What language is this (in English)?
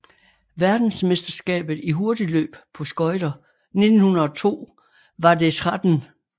Danish